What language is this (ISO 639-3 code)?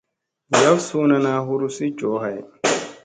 mse